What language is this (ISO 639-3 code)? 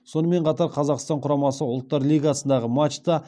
kaz